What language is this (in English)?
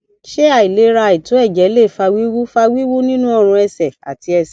Yoruba